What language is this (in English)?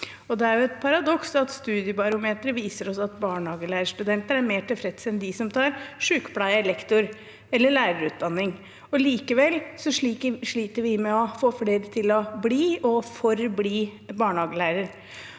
Norwegian